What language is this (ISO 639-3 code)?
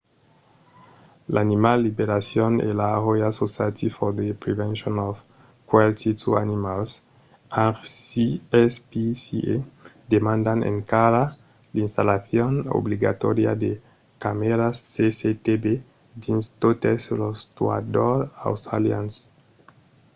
oci